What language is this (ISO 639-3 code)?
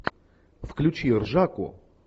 rus